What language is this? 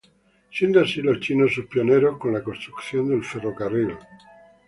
Spanish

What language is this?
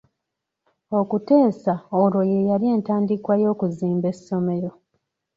Ganda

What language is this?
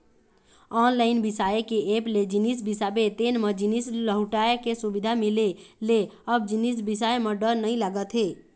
Chhattisgarhi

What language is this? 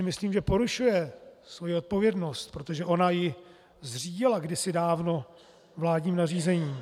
Czech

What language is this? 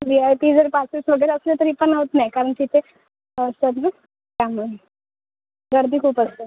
Marathi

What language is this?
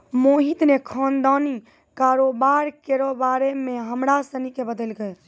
Maithili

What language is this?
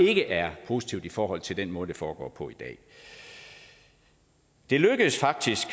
Danish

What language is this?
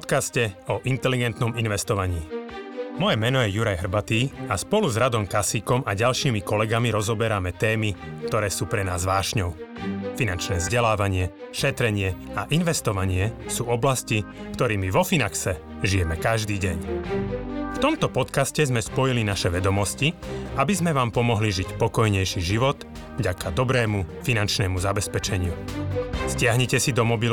Slovak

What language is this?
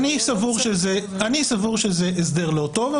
Hebrew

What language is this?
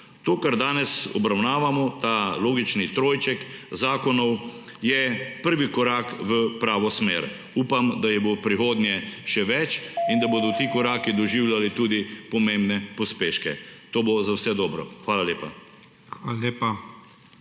Slovenian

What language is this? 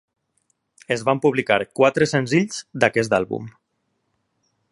Catalan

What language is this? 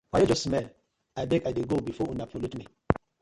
Nigerian Pidgin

